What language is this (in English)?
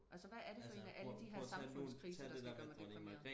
Danish